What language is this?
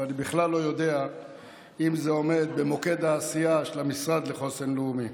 Hebrew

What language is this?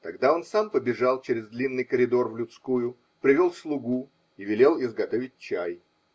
Russian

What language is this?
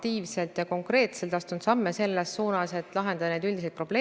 Estonian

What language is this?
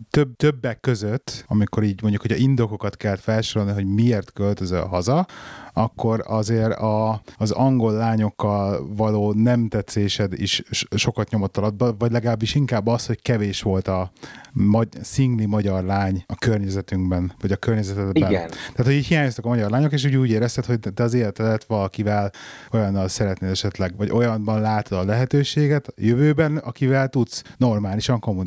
Hungarian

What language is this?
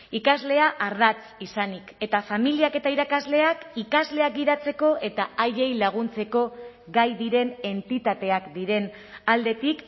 Basque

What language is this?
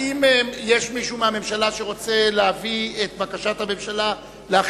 Hebrew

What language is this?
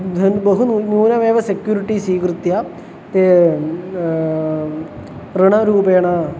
Sanskrit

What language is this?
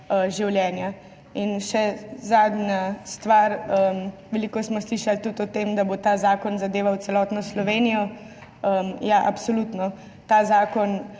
Slovenian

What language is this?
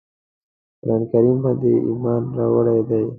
Pashto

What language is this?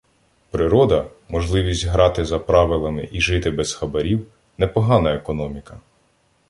Ukrainian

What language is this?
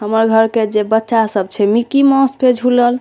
Maithili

